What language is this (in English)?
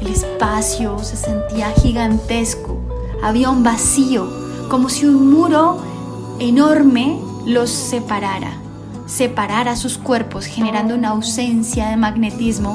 Spanish